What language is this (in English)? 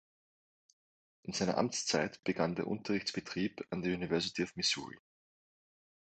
German